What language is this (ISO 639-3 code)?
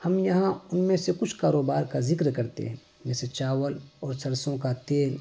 urd